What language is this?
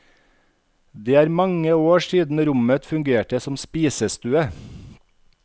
Norwegian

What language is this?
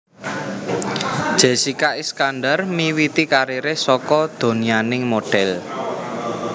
Javanese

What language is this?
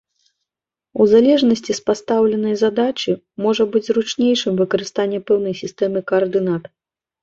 Belarusian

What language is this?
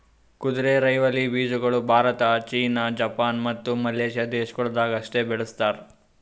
Kannada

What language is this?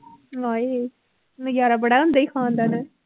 Punjabi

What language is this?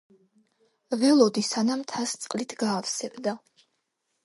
Georgian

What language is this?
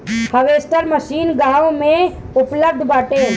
Bhojpuri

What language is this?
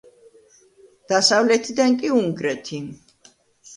Georgian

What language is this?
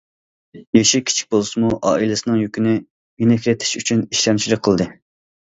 Uyghur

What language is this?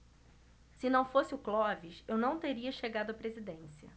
Portuguese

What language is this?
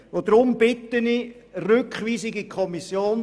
Swiss German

